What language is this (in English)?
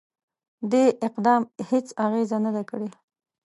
Pashto